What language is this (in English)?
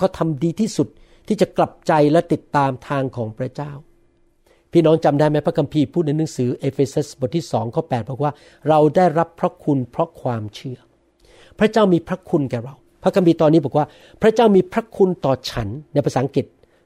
Thai